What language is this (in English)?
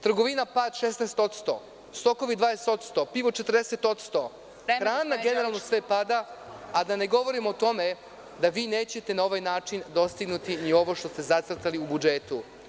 Serbian